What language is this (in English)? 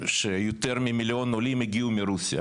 Hebrew